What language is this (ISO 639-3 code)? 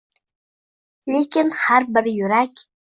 uzb